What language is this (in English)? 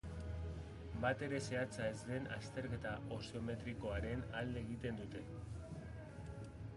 Basque